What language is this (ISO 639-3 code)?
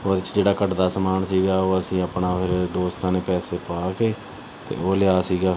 pan